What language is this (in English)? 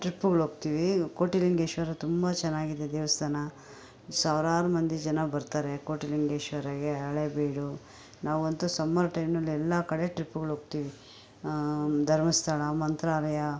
Kannada